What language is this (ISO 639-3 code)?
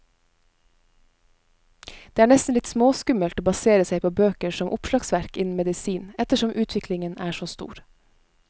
nor